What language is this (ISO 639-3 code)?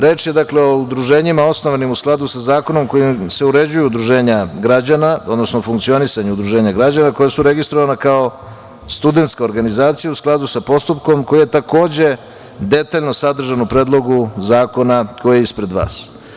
srp